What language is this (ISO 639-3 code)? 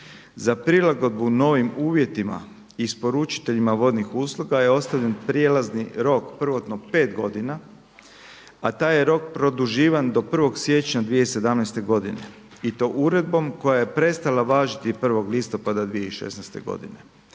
hrv